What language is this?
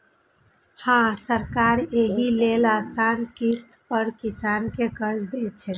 Maithili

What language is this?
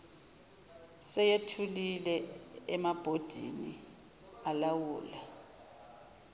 Zulu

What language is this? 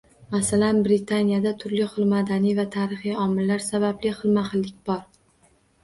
Uzbek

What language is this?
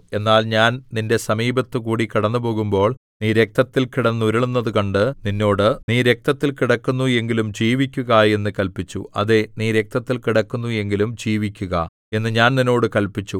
Malayalam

